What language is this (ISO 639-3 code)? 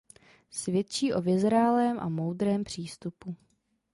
ces